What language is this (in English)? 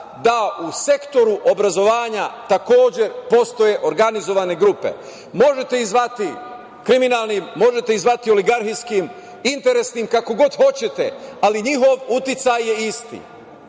Serbian